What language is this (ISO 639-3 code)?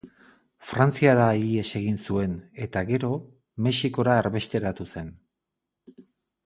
eus